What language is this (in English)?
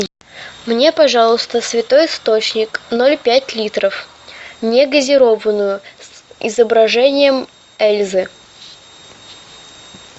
Russian